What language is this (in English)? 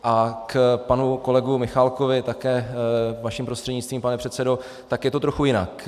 Czech